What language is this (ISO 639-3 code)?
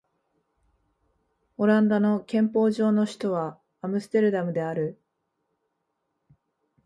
jpn